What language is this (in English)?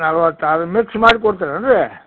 Kannada